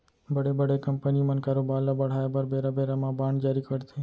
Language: Chhattisgarhi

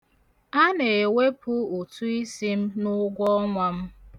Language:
Igbo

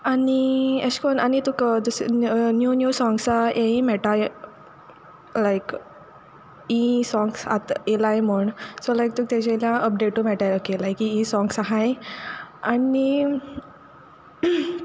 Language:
Konkani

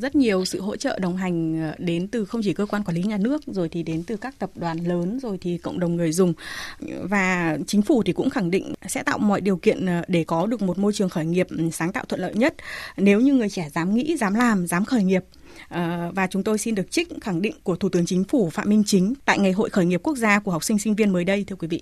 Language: Vietnamese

